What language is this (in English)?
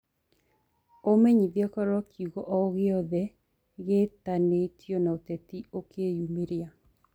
Kikuyu